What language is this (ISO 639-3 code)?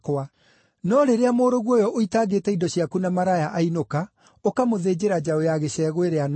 kik